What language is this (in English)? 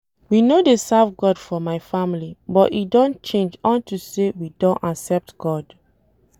Nigerian Pidgin